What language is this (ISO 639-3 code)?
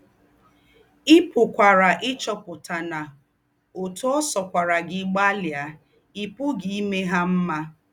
ibo